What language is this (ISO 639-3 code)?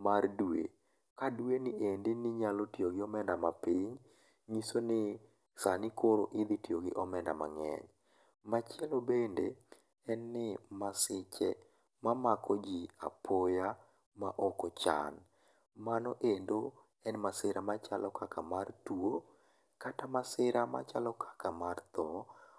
luo